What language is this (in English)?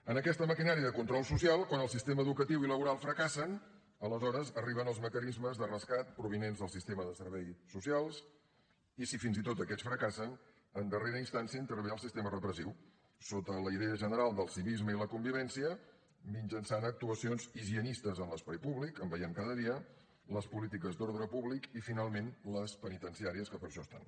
Catalan